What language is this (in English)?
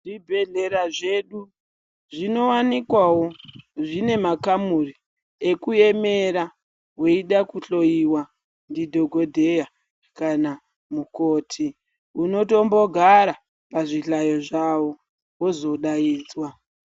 Ndau